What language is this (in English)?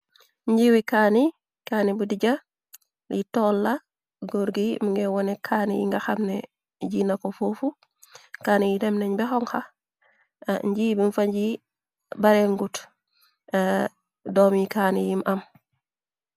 Wolof